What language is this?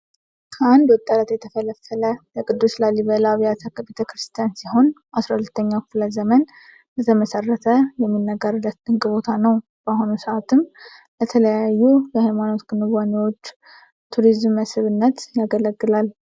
Amharic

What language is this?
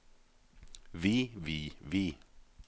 Norwegian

